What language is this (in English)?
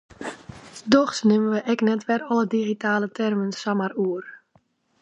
Western Frisian